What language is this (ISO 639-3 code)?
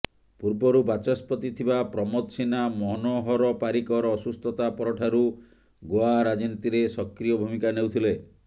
ori